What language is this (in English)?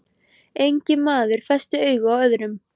Icelandic